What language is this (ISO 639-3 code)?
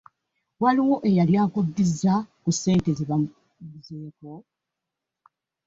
lug